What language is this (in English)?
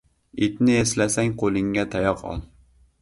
Uzbek